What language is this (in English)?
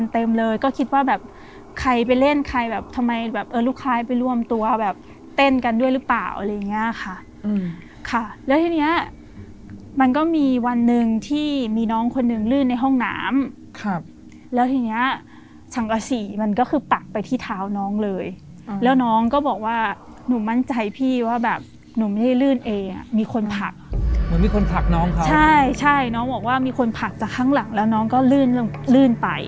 Thai